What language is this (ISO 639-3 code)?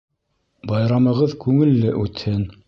bak